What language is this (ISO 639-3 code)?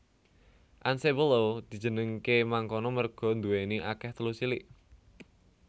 jav